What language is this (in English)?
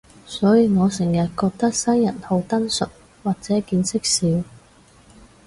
Cantonese